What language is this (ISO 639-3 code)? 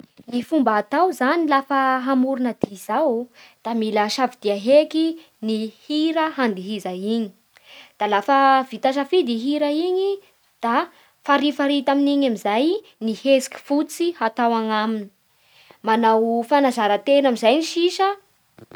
bhr